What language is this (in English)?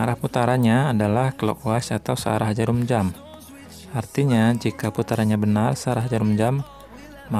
Indonesian